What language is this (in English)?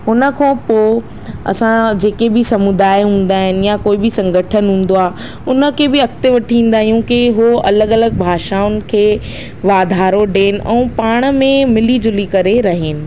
Sindhi